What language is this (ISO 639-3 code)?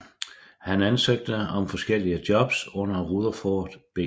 dan